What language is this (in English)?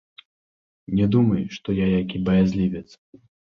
Belarusian